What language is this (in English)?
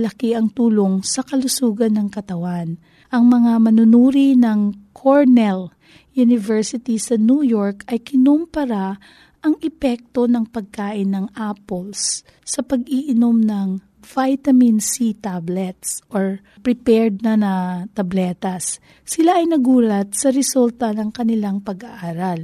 Filipino